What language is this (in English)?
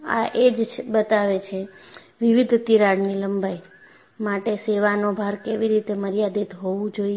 Gujarati